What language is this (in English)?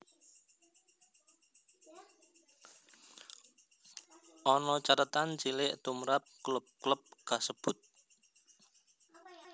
Javanese